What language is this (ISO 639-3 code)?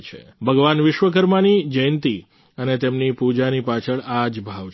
guj